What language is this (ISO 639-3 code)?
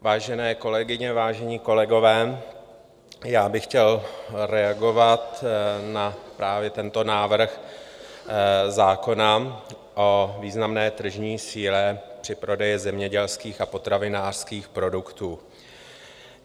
ces